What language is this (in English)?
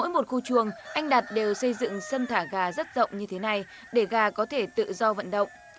Vietnamese